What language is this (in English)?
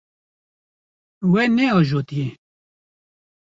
Kurdish